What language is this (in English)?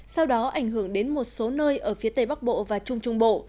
Vietnamese